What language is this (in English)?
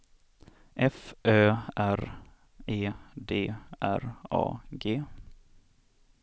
Swedish